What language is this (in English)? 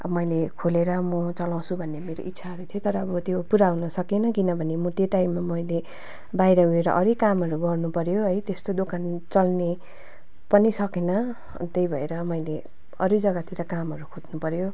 Nepali